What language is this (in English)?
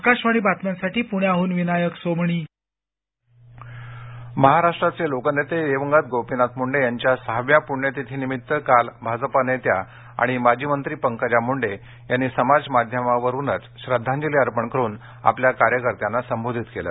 Marathi